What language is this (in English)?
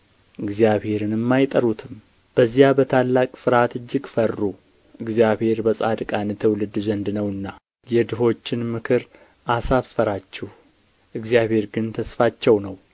Amharic